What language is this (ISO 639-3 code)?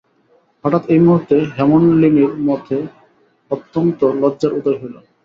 ben